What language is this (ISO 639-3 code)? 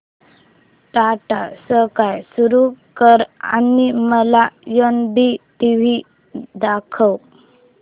mar